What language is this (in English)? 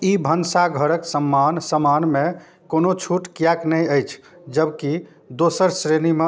Maithili